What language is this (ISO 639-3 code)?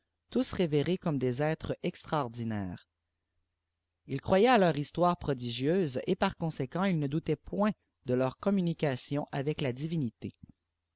fra